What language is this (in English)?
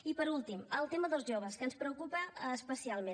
Catalan